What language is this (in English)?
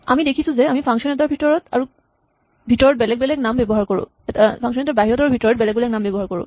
Assamese